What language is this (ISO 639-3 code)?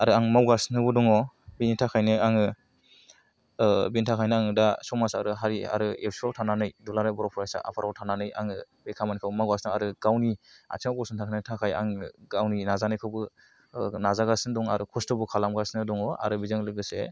brx